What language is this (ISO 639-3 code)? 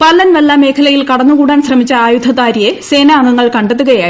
mal